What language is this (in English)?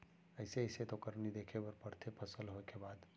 Chhattisgarhi